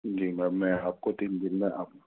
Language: Urdu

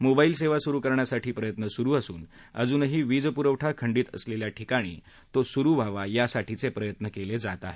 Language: Marathi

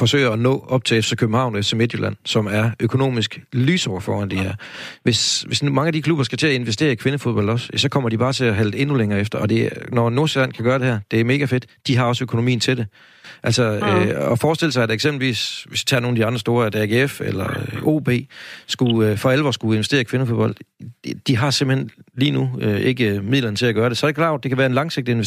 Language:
Danish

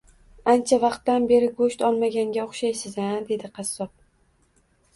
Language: Uzbek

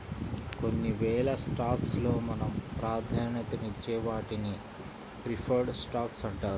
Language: Telugu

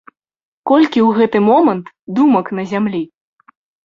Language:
Belarusian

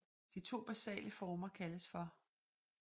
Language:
Danish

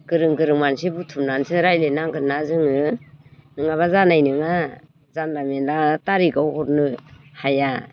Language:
Bodo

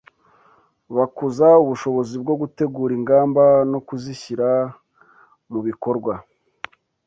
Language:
Kinyarwanda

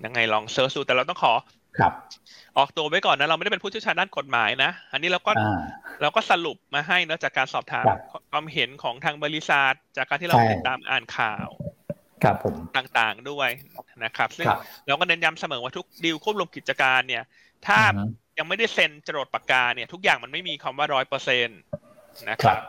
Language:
Thai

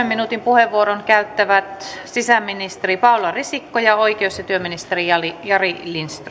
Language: Finnish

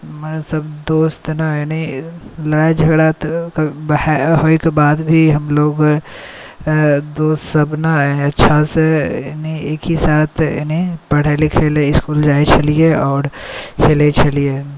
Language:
Maithili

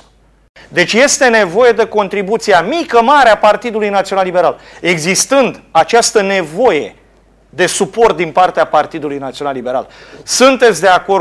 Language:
Romanian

